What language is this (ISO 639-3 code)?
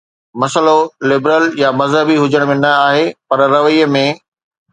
snd